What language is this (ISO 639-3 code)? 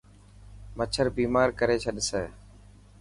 mki